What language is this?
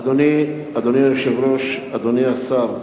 Hebrew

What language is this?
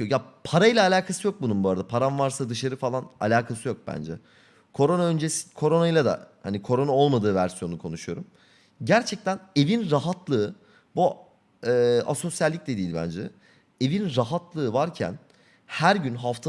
Turkish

